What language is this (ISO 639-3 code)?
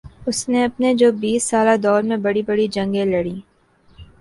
urd